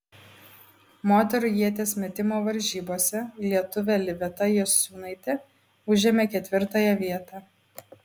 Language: Lithuanian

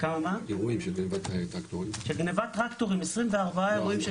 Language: Hebrew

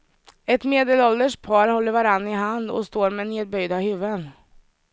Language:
Swedish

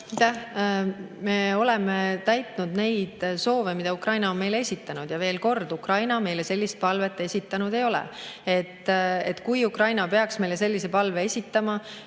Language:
Estonian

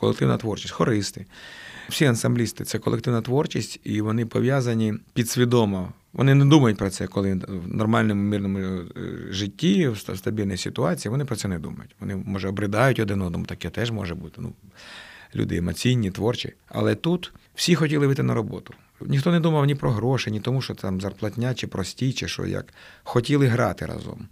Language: Ukrainian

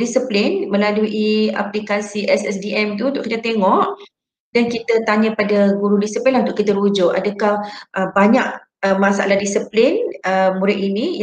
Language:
Malay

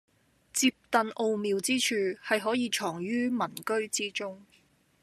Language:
Cantonese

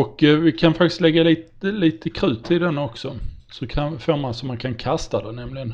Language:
Swedish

